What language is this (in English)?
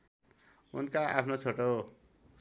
Nepali